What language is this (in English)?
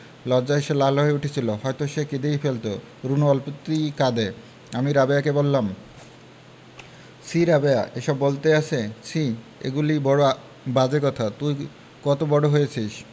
Bangla